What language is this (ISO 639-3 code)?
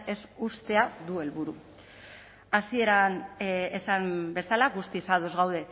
eus